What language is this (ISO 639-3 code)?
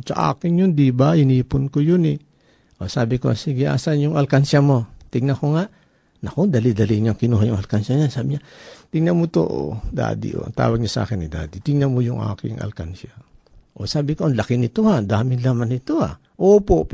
fil